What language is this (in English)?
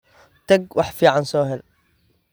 Somali